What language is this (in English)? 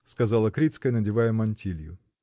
Russian